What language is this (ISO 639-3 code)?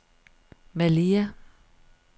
dan